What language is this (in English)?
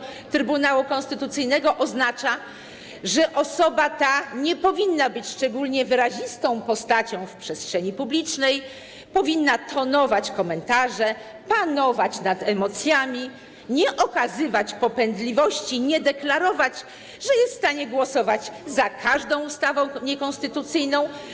Polish